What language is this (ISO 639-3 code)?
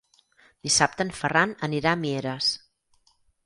cat